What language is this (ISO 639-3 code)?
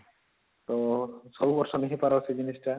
ori